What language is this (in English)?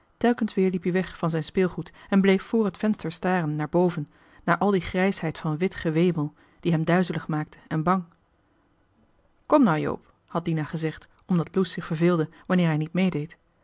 Dutch